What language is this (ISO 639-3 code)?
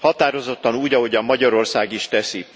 hun